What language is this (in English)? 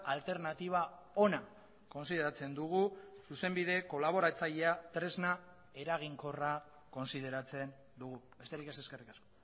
Basque